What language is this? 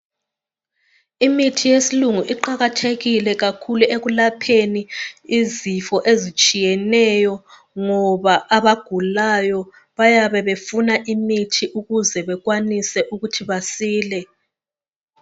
North Ndebele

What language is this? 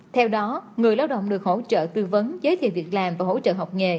Vietnamese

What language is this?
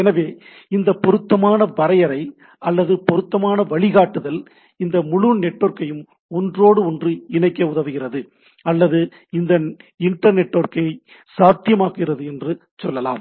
Tamil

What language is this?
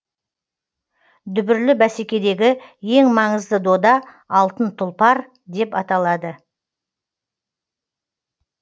Kazakh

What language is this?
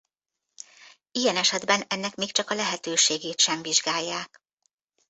Hungarian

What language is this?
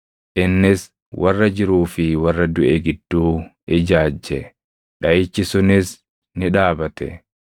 Oromo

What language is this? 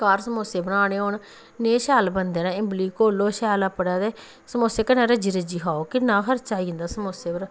Dogri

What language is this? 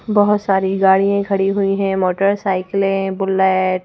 Hindi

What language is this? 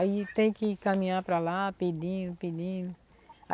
Portuguese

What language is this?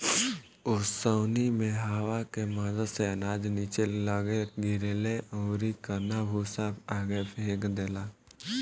Bhojpuri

